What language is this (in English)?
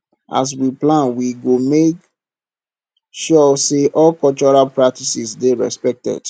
Nigerian Pidgin